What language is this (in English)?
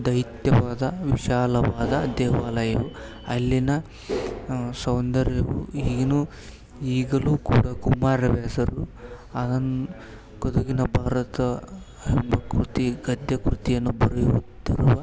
Kannada